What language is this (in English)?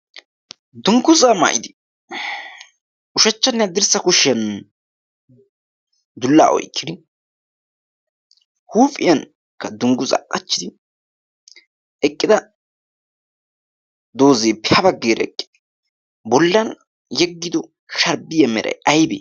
Wolaytta